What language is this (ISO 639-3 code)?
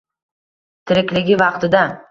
uzb